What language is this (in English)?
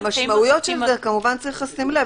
Hebrew